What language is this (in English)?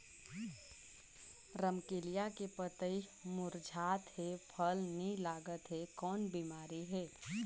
Chhattisgarhi